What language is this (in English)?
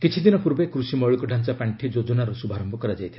Odia